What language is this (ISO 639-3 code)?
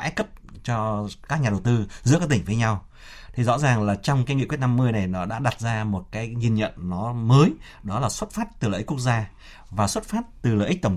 vie